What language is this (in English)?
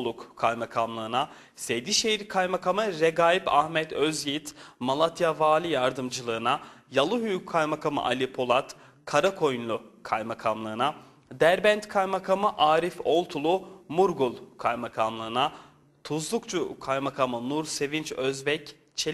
Turkish